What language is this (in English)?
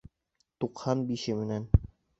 Bashkir